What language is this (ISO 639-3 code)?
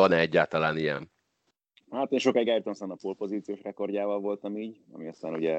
hun